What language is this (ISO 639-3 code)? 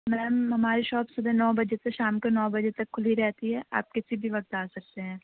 urd